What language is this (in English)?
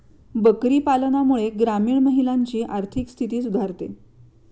Marathi